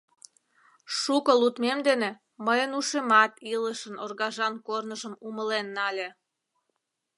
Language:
Mari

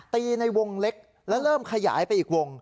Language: Thai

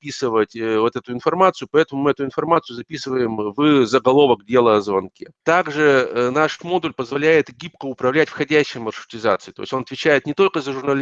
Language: Russian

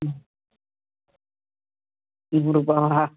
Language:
Tamil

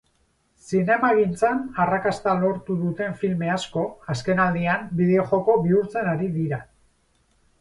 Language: Basque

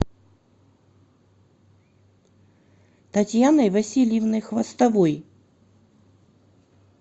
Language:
Russian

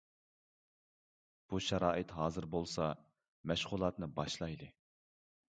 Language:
Uyghur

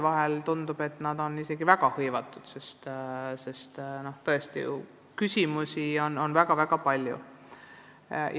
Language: Estonian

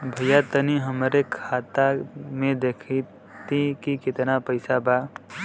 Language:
Bhojpuri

